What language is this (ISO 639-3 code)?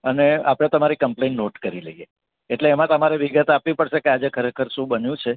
guj